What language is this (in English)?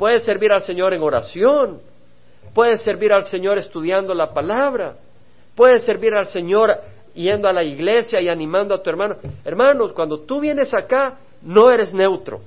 Spanish